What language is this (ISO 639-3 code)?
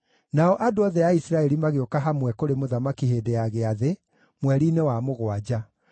kik